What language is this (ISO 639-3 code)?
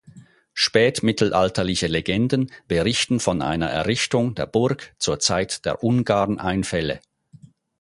deu